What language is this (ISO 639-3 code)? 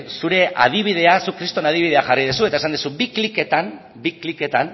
eus